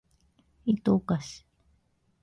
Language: Japanese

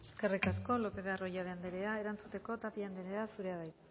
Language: Basque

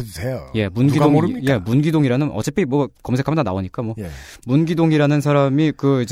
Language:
Korean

